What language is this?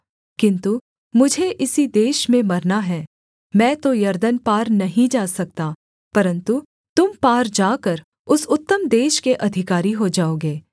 Hindi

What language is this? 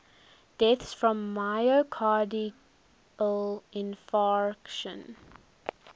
English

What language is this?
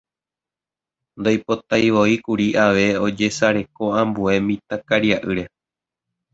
Guarani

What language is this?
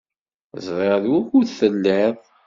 Kabyle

